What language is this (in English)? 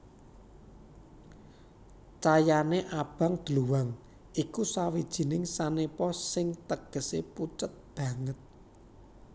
Javanese